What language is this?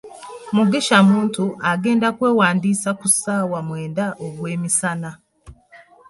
Ganda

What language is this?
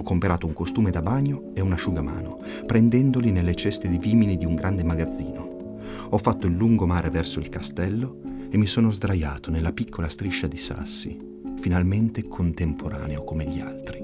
Italian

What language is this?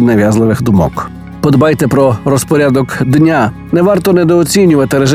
Ukrainian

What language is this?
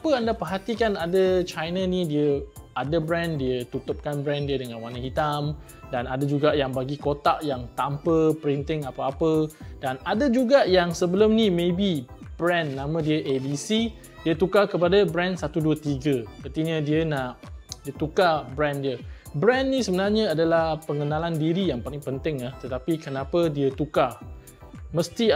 Malay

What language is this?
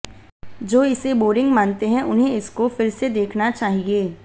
Hindi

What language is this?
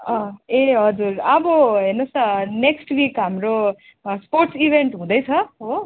Nepali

